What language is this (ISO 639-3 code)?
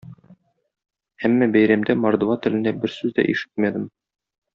tat